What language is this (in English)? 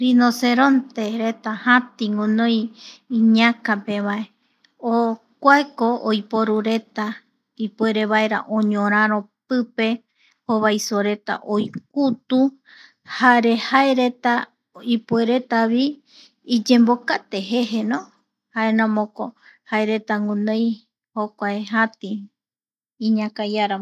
Eastern Bolivian Guaraní